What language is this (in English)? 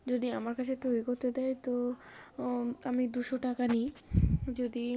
Bangla